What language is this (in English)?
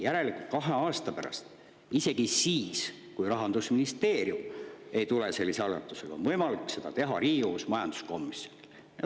Estonian